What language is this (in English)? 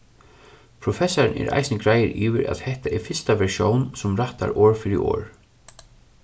Faroese